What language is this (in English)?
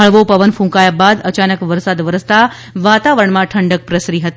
Gujarati